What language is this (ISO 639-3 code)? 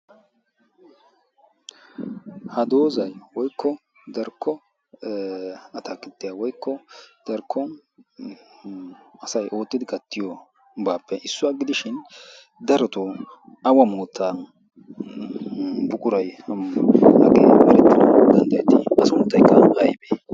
wal